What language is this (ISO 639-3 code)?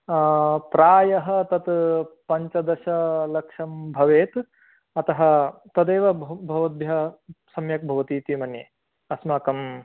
san